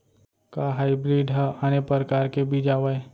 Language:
Chhattisgarhi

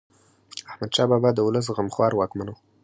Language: Pashto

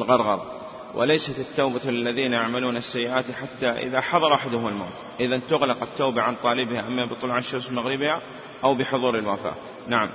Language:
Arabic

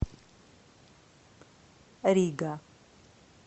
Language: Russian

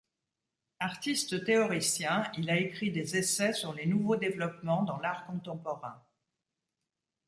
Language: French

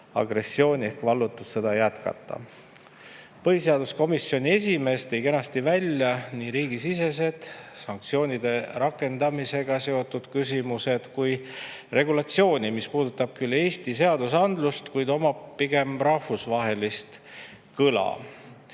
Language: Estonian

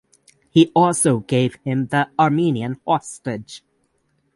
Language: English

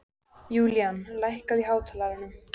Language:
Icelandic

